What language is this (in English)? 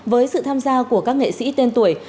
Vietnamese